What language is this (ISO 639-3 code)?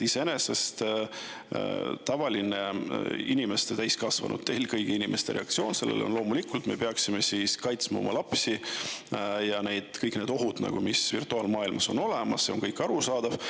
est